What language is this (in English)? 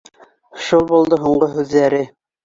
Bashkir